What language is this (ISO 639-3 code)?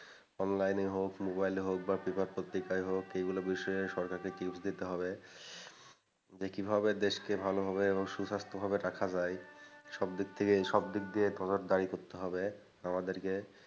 ben